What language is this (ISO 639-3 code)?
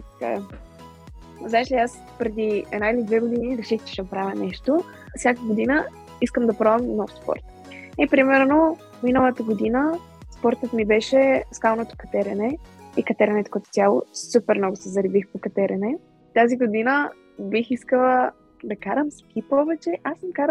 bul